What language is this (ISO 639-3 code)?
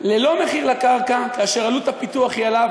heb